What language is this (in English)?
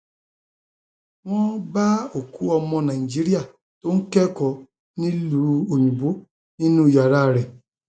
Yoruba